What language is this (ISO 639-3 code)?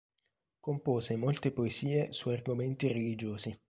ita